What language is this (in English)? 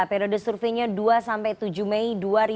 Indonesian